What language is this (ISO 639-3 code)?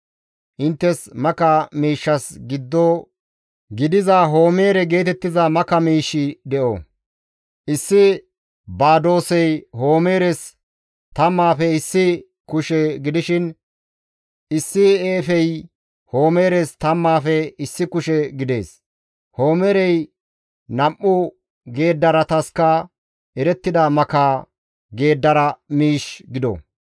gmv